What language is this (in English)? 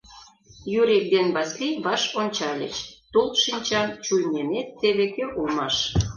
Mari